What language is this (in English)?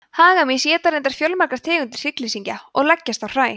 Icelandic